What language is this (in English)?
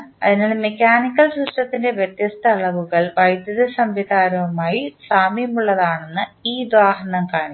Malayalam